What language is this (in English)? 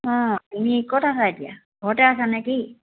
Assamese